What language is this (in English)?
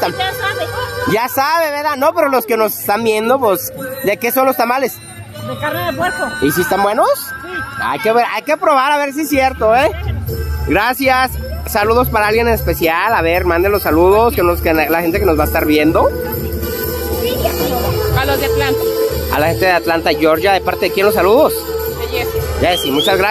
Spanish